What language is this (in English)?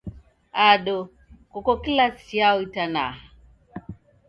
Taita